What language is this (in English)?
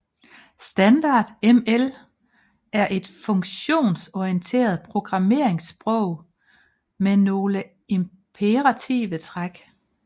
Danish